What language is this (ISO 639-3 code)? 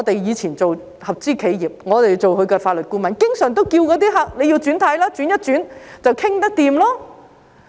yue